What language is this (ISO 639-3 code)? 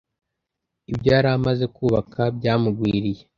kin